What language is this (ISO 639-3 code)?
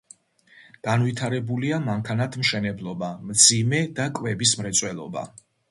kat